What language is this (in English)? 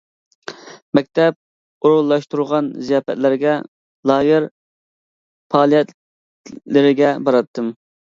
Uyghur